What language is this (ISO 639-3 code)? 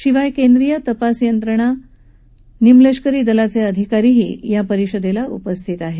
mar